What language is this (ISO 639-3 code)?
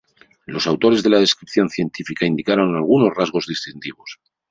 spa